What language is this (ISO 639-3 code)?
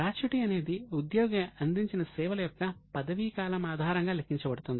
tel